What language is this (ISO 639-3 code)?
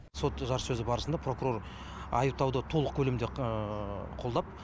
kaz